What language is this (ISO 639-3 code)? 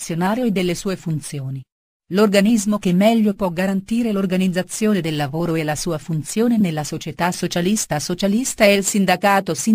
ita